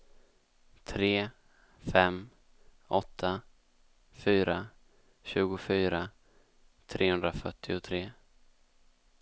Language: Swedish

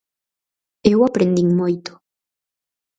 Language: Galician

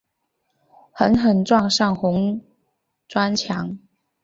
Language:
Chinese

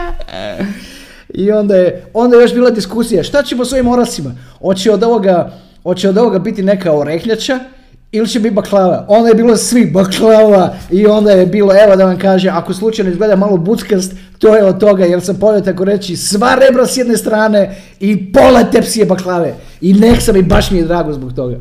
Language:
Croatian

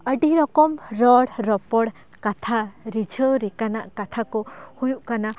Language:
Santali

